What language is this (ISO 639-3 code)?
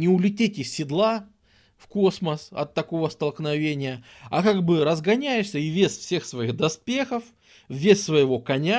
rus